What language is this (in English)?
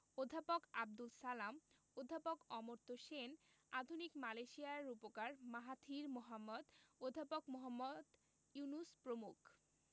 Bangla